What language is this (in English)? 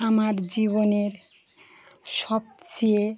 Bangla